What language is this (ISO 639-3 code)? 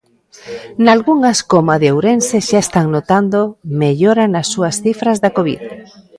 glg